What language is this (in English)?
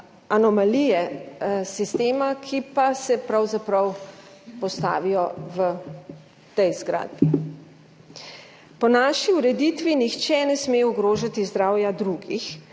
Slovenian